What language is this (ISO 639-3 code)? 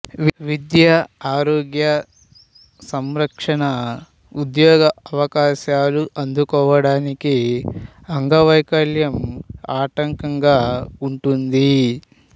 tel